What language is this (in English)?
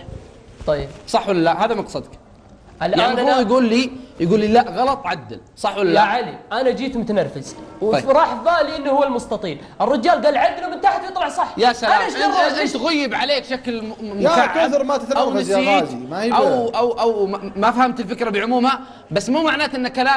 Arabic